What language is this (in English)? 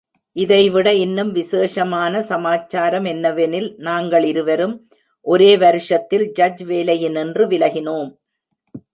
Tamil